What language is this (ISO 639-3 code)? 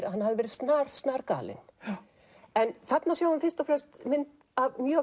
isl